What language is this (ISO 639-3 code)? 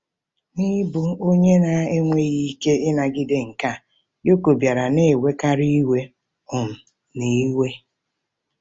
ibo